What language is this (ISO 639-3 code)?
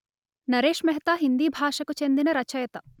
tel